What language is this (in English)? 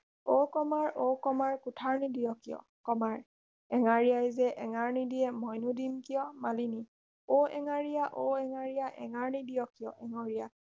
Assamese